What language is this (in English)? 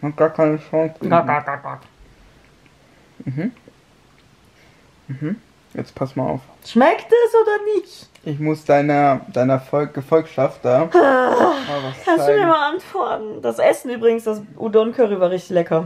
German